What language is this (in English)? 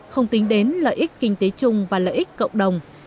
Vietnamese